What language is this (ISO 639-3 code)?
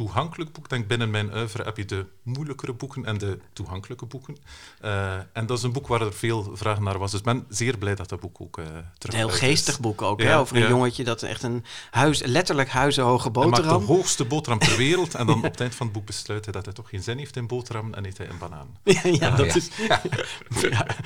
nld